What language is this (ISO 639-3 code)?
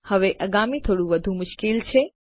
guj